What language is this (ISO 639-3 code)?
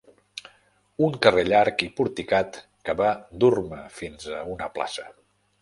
cat